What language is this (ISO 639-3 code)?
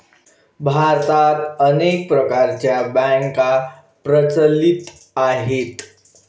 mar